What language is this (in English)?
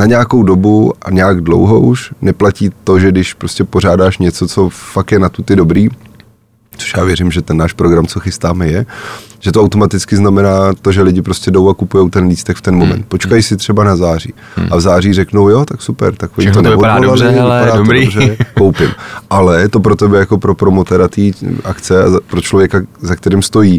Czech